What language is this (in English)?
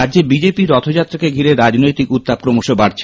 Bangla